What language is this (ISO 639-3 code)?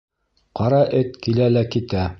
bak